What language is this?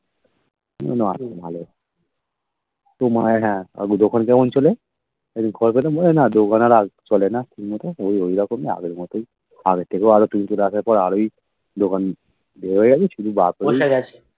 Bangla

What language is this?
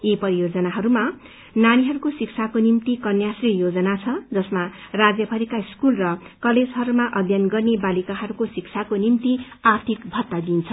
Nepali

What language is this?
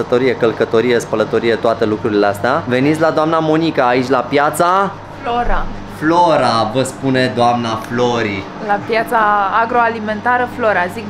Romanian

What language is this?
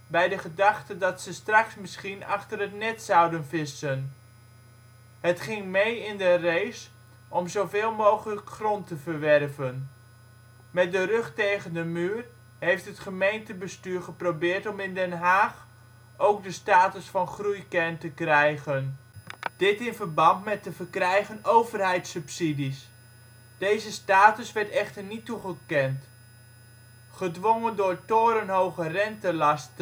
Dutch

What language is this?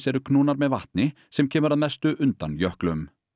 Icelandic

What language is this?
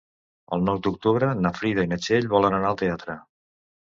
Catalan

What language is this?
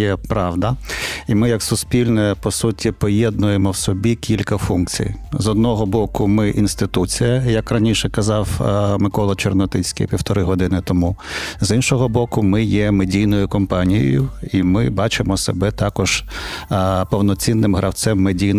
Ukrainian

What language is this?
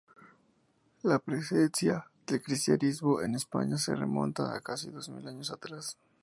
Spanish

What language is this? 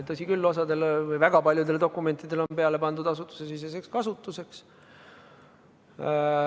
Estonian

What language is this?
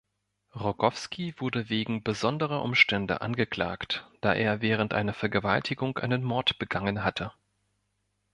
German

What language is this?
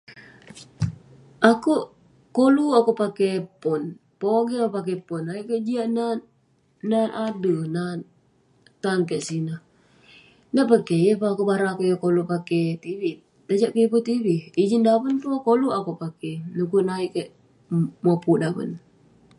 Western Penan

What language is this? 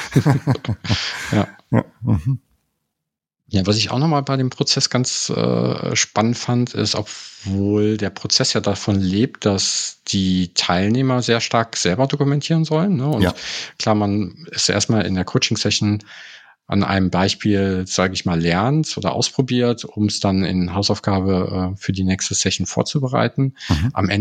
German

